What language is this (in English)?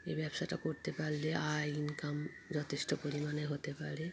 Bangla